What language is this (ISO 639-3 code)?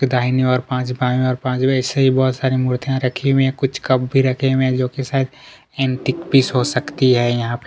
hin